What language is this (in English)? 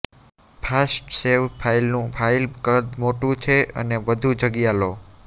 Gujarati